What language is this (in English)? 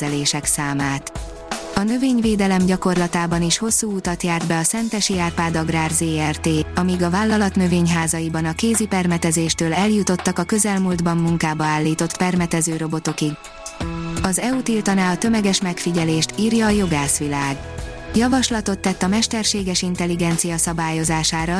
Hungarian